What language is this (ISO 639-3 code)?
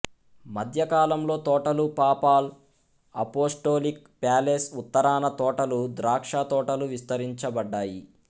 tel